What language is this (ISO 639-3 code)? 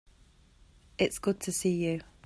eng